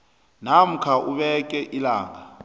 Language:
South Ndebele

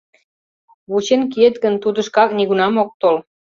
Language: Mari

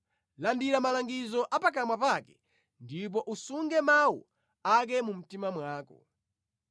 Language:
Nyanja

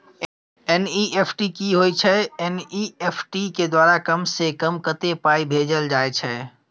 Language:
Maithili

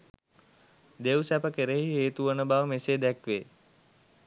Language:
Sinhala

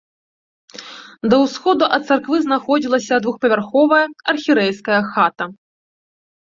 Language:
Belarusian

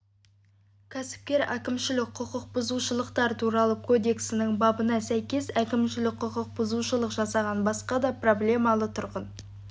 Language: Kazakh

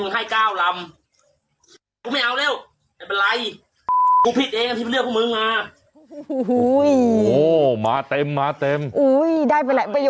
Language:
Thai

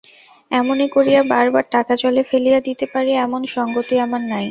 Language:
Bangla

